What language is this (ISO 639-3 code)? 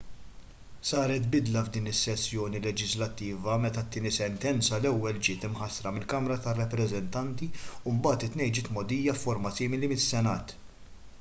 mlt